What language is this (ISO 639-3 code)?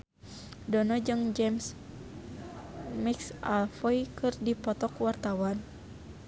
sun